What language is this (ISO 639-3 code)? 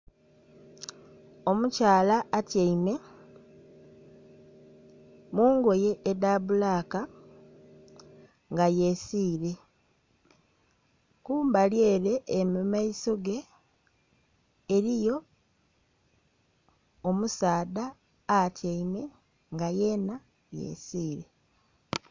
xog